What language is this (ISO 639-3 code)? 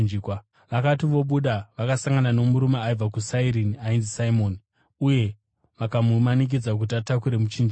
sna